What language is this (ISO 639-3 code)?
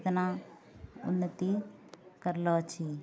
mai